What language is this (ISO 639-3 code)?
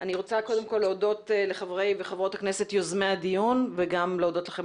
heb